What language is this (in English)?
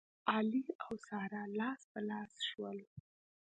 Pashto